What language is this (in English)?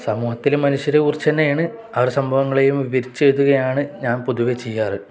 Malayalam